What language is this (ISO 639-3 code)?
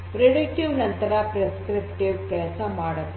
kan